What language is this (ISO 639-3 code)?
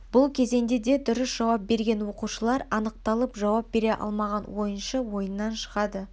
kaz